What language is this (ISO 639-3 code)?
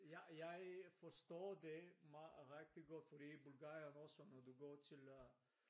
dan